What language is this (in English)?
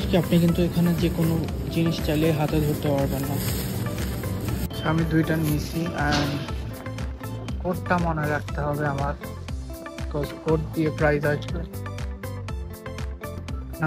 Bangla